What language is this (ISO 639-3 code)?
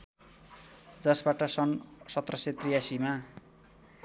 nep